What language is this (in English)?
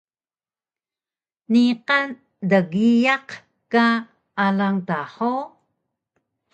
Taroko